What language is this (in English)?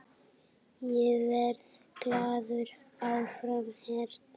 Icelandic